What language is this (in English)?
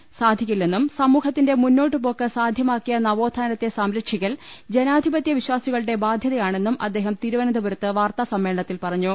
Malayalam